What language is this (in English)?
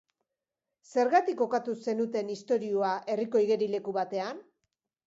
Basque